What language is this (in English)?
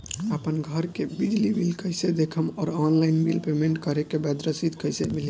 Bhojpuri